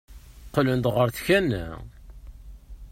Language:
Kabyle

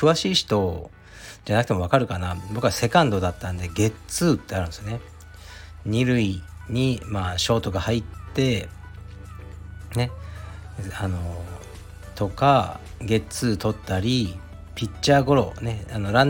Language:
Japanese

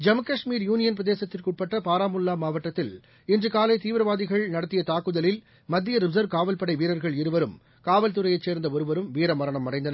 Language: Tamil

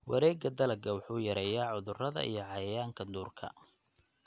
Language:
Somali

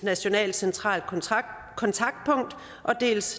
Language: Danish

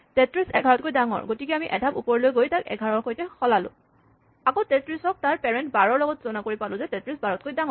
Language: Assamese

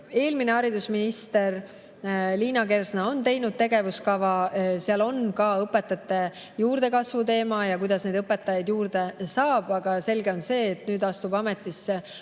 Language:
Estonian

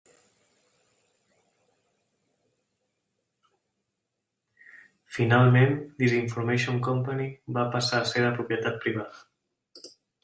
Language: Catalan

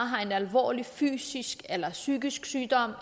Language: Danish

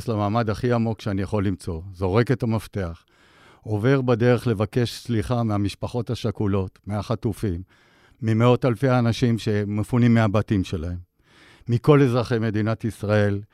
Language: Hebrew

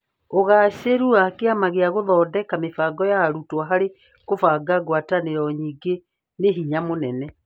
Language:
Kikuyu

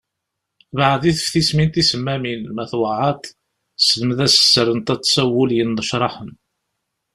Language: Kabyle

